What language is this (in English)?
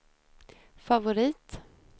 Swedish